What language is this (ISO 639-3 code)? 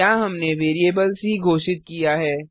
hin